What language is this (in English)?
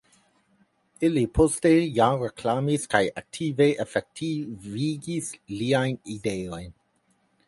Esperanto